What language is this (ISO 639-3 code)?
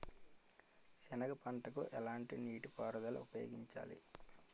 tel